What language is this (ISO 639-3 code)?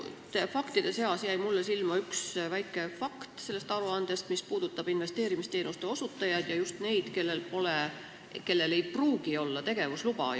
est